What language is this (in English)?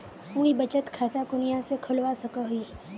Magahi